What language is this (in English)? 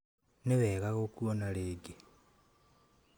Kikuyu